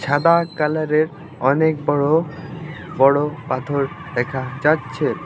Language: Bangla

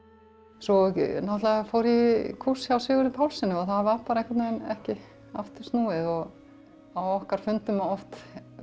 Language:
Icelandic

